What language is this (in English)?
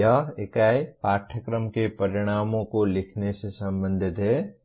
Hindi